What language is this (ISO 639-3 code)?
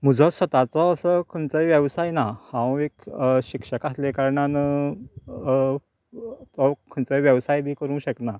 kok